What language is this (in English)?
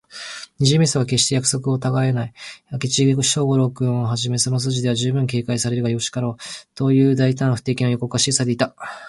Japanese